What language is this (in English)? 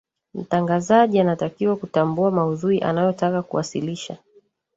Swahili